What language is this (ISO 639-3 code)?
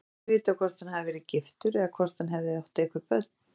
isl